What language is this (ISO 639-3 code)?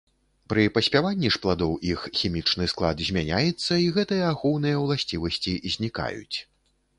bel